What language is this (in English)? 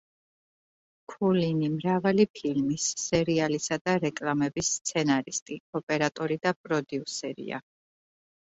Georgian